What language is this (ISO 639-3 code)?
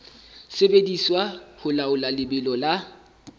sot